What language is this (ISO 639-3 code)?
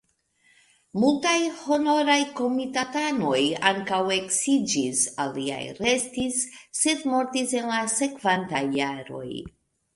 epo